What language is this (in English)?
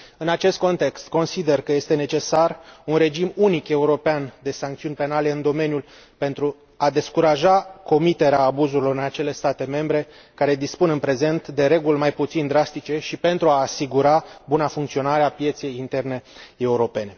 Romanian